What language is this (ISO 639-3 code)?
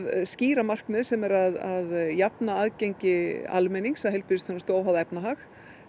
isl